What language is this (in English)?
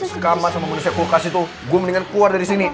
Indonesian